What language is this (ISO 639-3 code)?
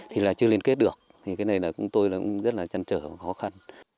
vie